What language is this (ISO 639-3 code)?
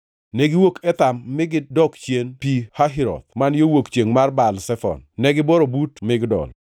luo